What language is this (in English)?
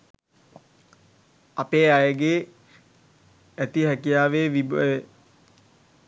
Sinhala